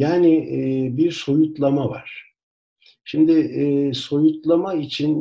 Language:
Turkish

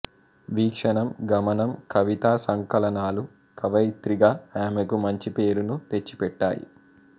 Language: Telugu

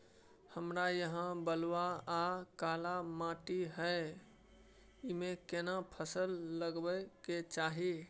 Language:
Maithili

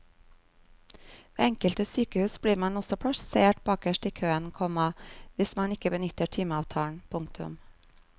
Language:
Norwegian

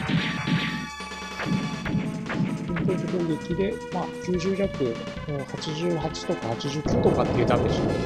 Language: Japanese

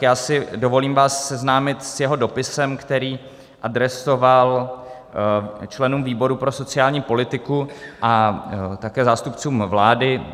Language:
Czech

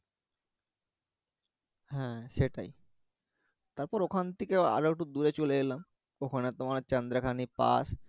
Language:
Bangla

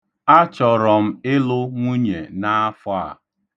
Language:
Igbo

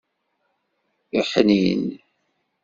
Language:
Kabyle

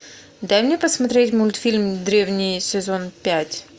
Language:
Russian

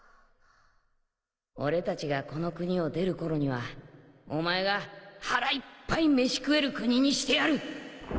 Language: Japanese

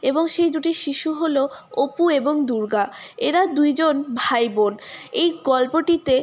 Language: Bangla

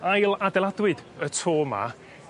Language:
Welsh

